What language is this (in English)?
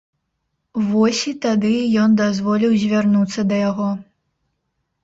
Belarusian